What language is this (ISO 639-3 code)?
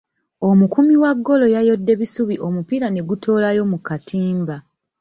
lug